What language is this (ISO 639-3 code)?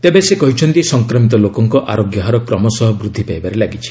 ori